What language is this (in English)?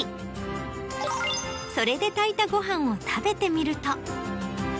Japanese